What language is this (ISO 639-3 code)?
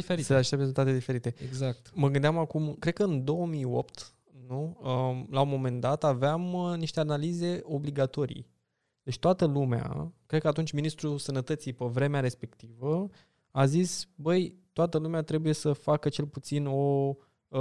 ron